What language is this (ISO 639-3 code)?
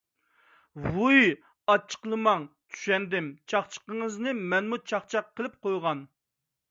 uig